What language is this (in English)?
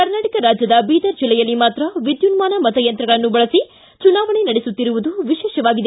Kannada